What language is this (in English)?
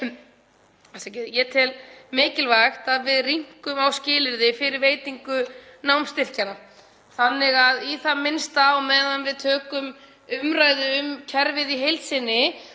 Icelandic